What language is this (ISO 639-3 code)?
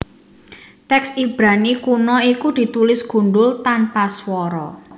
jav